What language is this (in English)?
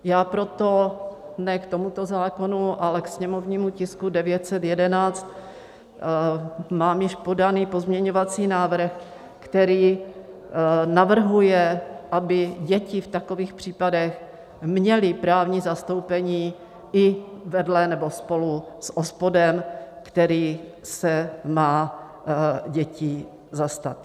Czech